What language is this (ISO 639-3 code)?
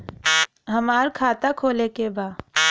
bho